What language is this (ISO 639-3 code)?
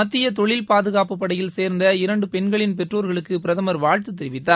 tam